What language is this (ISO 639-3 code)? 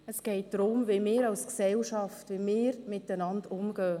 gsw